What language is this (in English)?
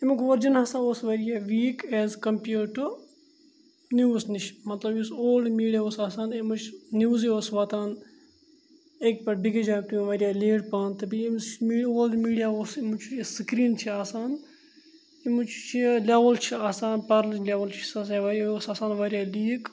Kashmiri